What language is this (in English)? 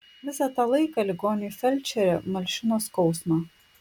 Lithuanian